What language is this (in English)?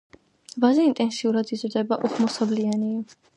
Georgian